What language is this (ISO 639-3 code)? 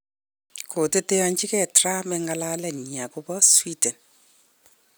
kln